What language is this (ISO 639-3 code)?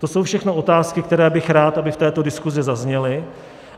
ces